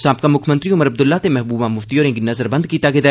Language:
Dogri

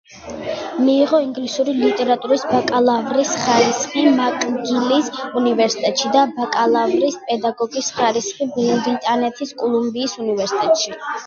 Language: Georgian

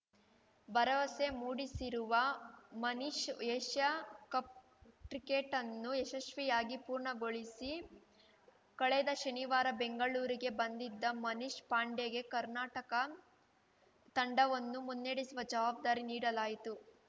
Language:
Kannada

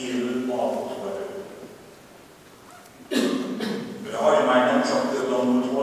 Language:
Hungarian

